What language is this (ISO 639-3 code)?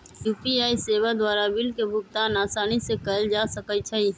mag